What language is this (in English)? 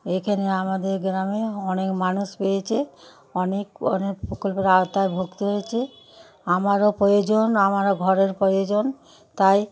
Bangla